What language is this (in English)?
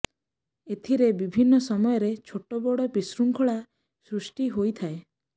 Odia